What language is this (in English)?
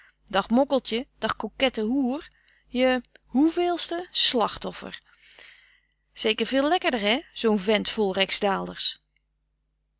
Dutch